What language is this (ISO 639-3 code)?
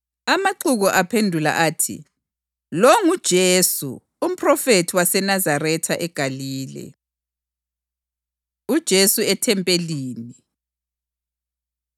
nde